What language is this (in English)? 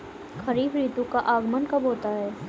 Hindi